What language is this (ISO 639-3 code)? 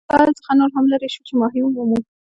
pus